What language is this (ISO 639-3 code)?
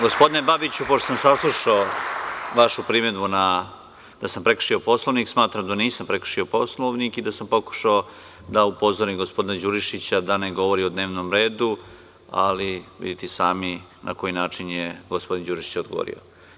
srp